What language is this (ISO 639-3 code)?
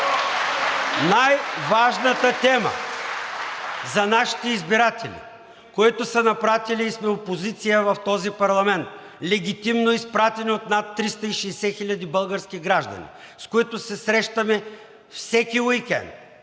bul